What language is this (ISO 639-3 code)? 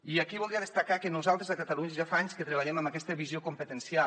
cat